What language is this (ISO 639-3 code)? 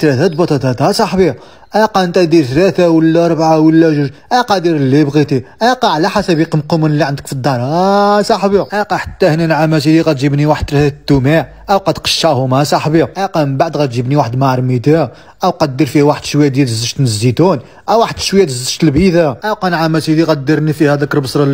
ara